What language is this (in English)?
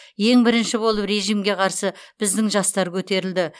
Kazakh